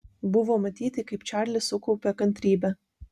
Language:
Lithuanian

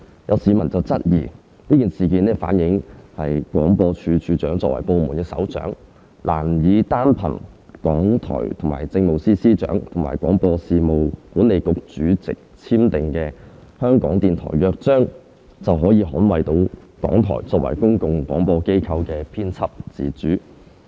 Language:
Cantonese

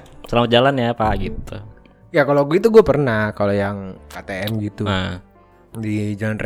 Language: Indonesian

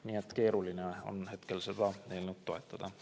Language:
Estonian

